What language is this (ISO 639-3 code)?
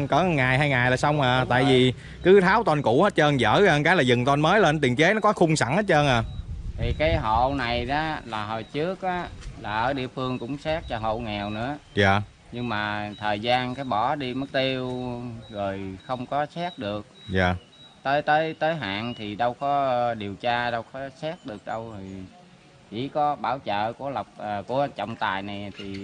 vie